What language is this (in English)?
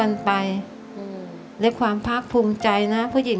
Thai